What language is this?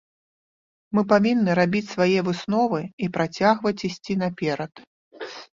Belarusian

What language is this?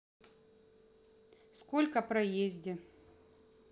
Russian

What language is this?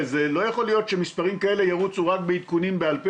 Hebrew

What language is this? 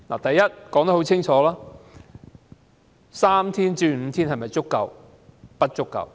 Cantonese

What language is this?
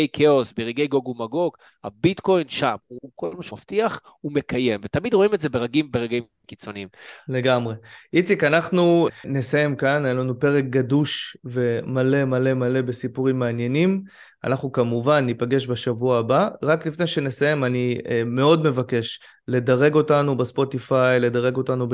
Hebrew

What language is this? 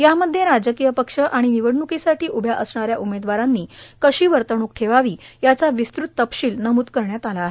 Marathi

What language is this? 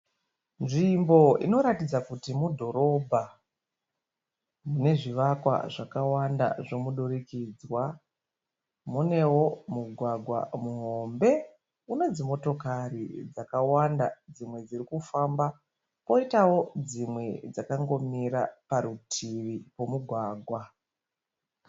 Shona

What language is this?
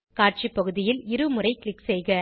Tamil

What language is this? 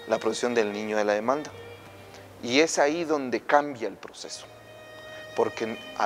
Spanish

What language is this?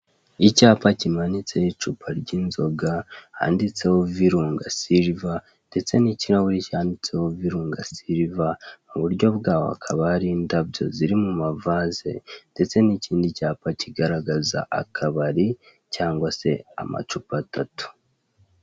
Kinyarwanda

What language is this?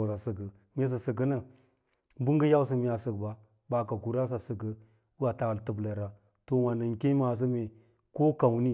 Lala-Roba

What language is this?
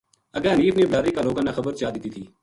Gujari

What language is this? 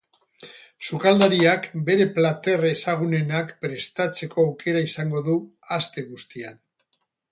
Basque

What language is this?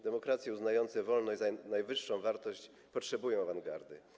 Polish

